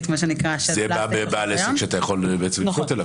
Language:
Hebrew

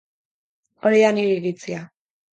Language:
Basque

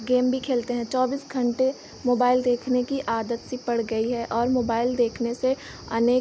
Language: Hindi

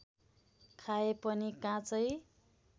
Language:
Nepali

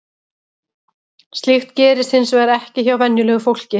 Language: Icelandic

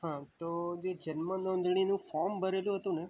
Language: Gujarati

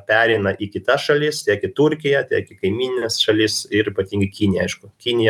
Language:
Lithuanian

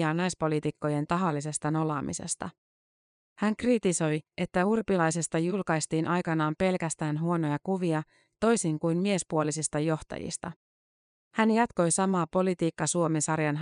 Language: Finnish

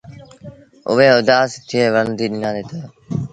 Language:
Sindhi Bhil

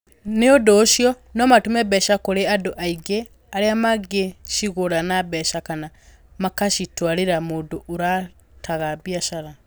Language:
Kikuyu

